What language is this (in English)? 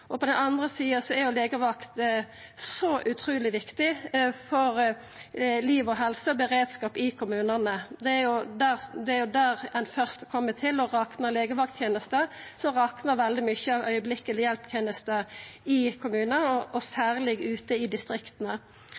Norwegian Nynorsk